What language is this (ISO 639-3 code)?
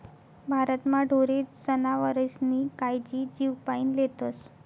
mar